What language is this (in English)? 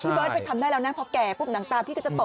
Thai